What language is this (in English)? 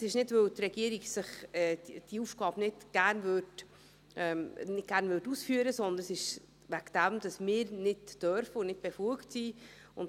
Swiss German